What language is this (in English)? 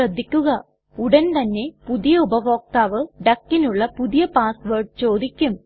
Malayalam